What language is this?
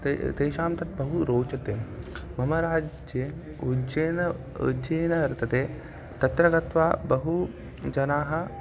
Sanskrit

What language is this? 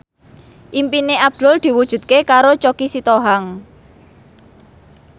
Javanese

